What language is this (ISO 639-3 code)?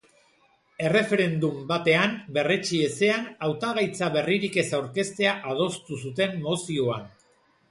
eus